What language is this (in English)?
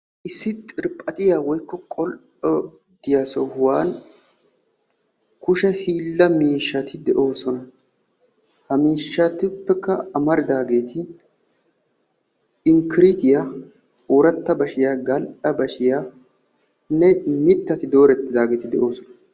Wolaytta